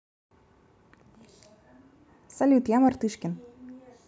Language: Russian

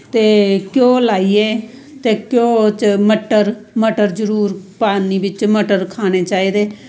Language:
Dogri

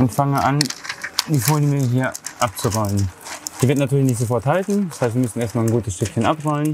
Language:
German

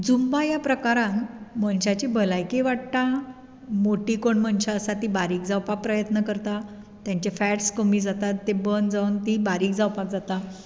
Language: Konkani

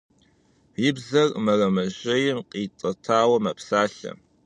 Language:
Kabardian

